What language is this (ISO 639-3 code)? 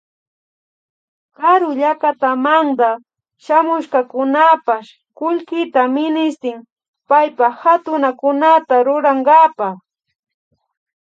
qvi